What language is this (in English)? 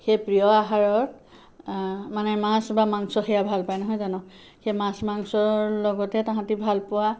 Assamese